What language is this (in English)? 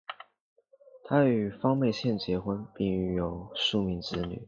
Chinese